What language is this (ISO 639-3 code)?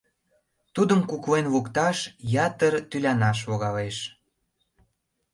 chm